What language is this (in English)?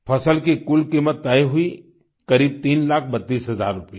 Hindi